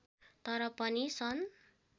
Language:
Nepali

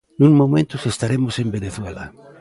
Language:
Galician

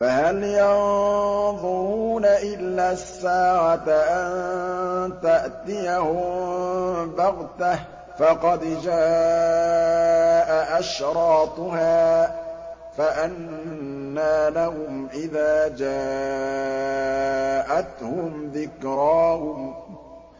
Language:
Arabic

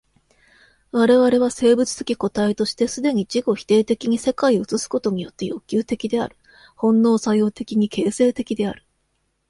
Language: Japanese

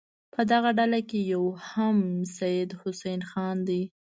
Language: Pashto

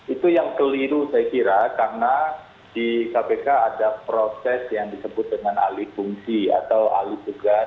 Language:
Indonesian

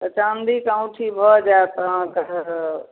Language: Maithili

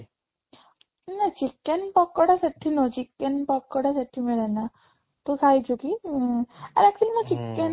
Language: Odia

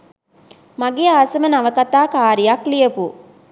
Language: Sinhala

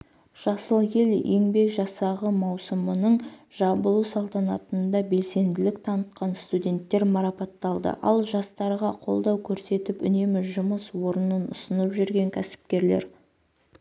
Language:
Kazakh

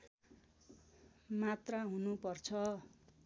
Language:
Nepali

